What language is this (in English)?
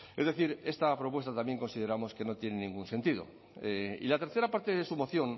Spanish